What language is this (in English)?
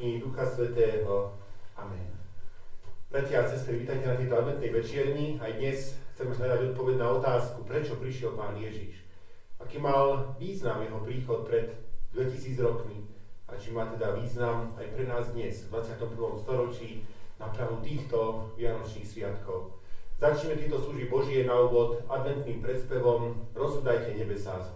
Slovak